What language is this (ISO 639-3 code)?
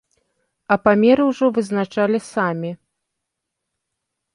bel